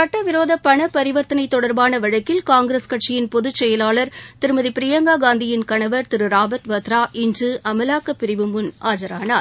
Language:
Tamil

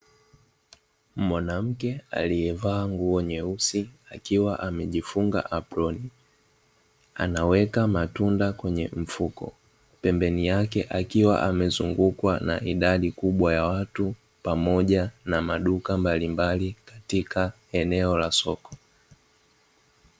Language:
Swahili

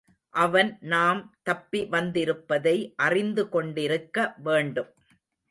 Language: Tamil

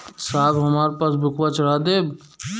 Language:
Bhojpuri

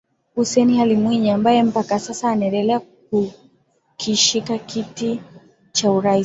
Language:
Swahili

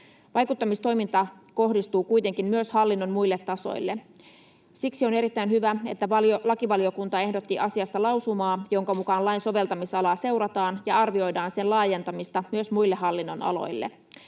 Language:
Finnish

